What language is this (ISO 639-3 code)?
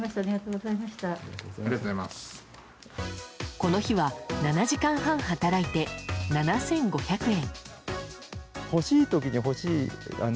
jpn